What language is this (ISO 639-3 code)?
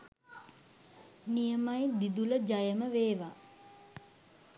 sin